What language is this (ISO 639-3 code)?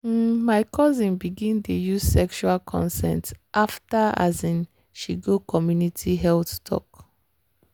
pcm